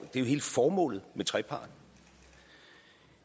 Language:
Danish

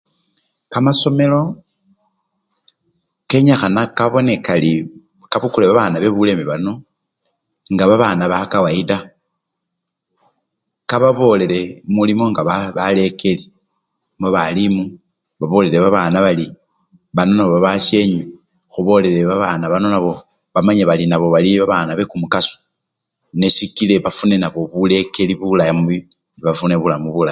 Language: Luyia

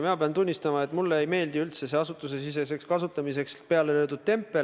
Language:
Estonian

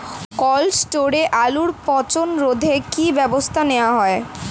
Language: Bangla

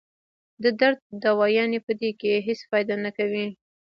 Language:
Pashto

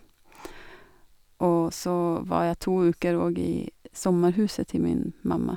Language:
Norwegian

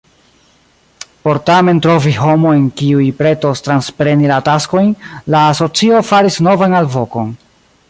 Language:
Esperanto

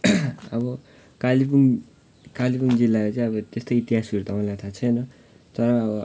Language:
Nepali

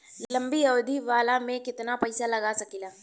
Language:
Bhojpuri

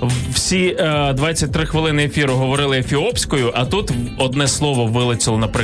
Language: Ukrainian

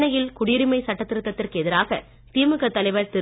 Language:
Tamil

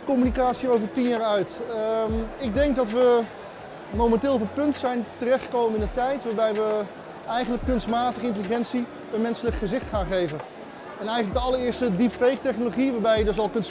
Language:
Dutch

